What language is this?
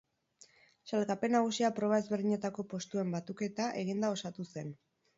Basque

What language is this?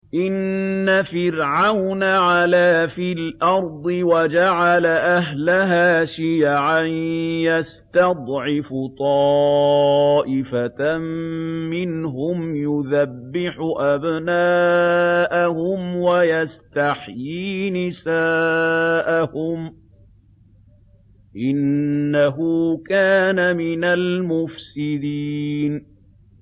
Arabic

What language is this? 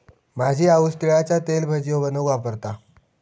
Marathi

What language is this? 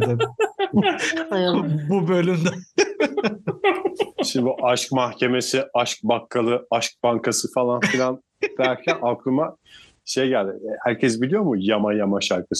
Turkish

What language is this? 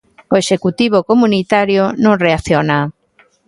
Galician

